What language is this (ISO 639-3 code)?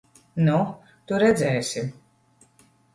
lav